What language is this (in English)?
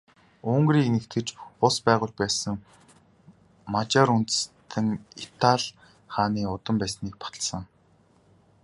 Mongolian